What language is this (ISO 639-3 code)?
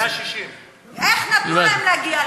heb